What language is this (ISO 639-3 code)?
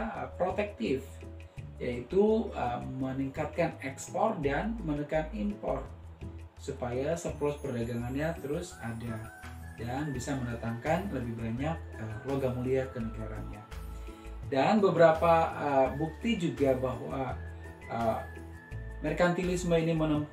ind